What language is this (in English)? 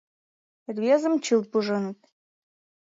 Mari